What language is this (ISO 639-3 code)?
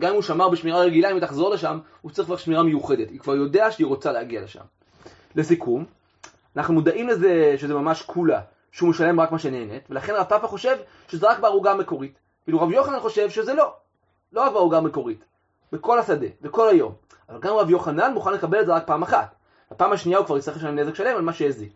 heb